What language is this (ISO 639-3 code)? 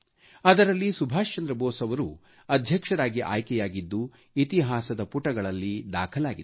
kan